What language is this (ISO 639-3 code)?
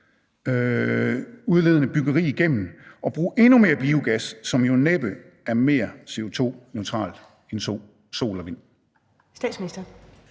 dan